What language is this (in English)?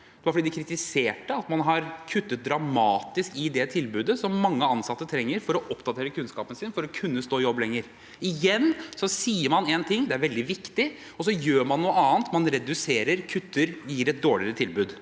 Norwegian